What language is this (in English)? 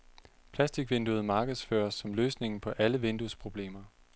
Danish